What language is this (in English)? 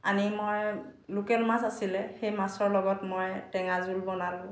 Assamese